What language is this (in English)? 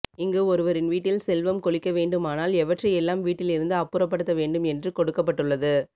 Tamil